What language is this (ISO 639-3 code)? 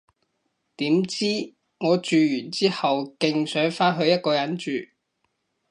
yue